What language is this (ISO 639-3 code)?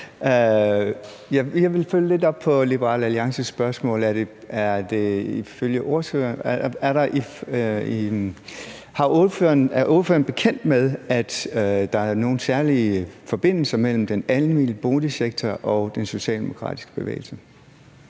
dan